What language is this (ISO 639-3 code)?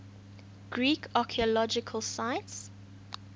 eng